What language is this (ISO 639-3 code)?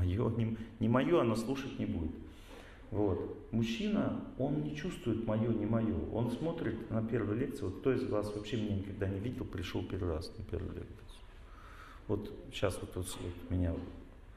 rus